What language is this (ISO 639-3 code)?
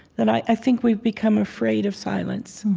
eng